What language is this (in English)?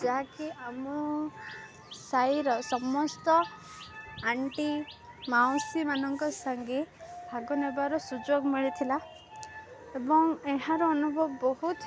Odia